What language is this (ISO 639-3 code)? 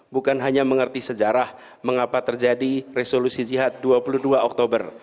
ind